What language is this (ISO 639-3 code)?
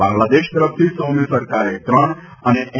guj